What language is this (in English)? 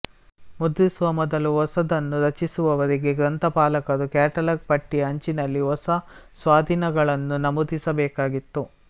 Kannada